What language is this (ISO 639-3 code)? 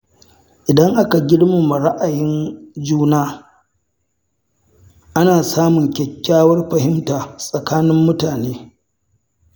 hau